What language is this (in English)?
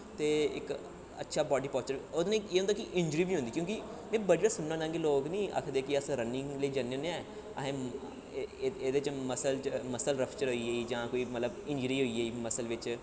Dogri